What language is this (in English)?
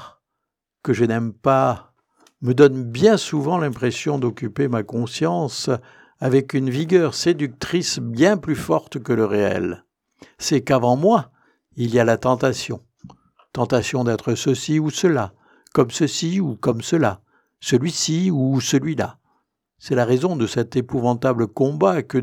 French